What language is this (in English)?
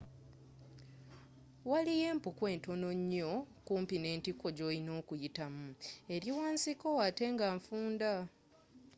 Ganda